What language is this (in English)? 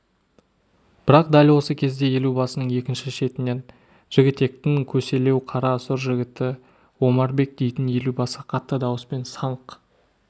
Kazakh